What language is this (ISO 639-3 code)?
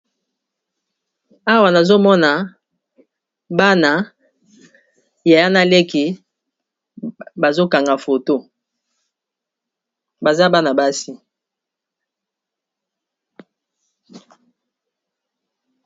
lin